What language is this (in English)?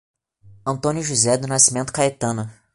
Portuguese